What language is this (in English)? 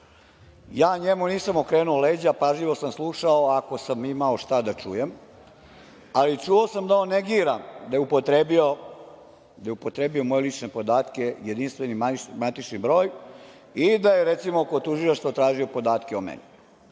Serbian